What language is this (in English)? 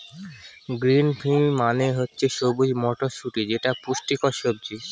Bangla